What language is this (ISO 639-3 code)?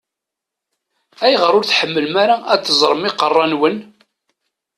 kab